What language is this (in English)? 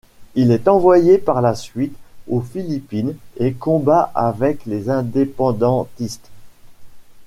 French